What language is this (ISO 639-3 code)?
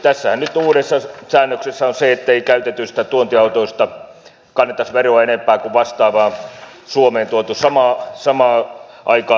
fin